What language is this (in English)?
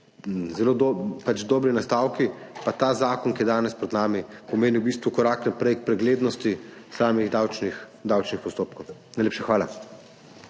Slovenian